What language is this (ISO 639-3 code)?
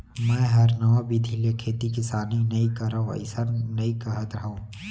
hne